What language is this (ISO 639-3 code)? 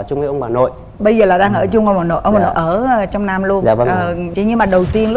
vie